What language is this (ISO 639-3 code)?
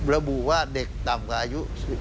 tha